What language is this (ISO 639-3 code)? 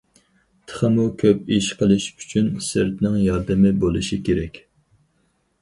uig